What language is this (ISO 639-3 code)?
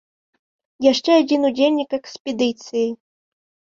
bel